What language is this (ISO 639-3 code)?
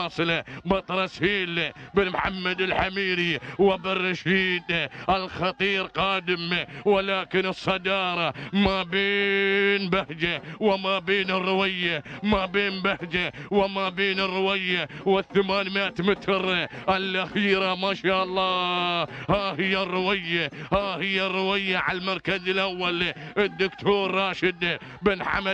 ara